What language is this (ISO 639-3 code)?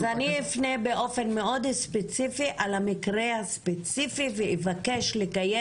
heb